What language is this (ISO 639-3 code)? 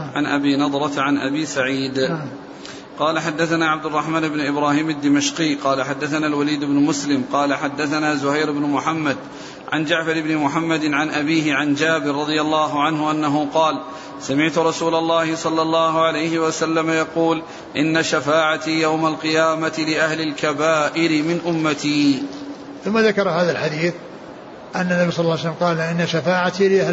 ara